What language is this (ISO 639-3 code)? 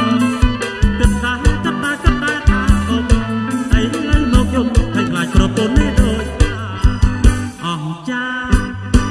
spa